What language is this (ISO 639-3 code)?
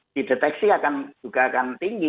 ind